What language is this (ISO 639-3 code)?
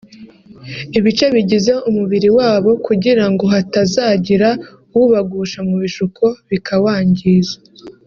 kin